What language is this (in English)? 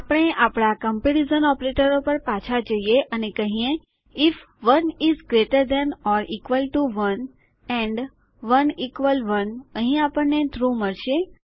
Gujarati